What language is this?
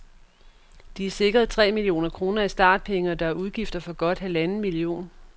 Danish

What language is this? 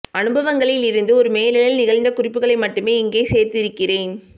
Tamil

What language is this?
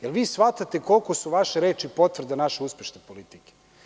Serbian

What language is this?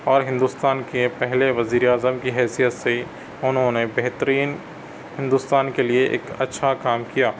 Urdu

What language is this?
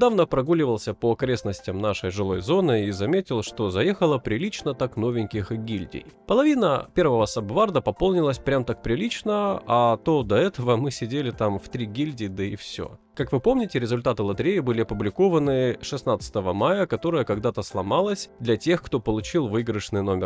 Russian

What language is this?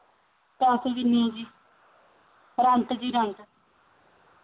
Punjabi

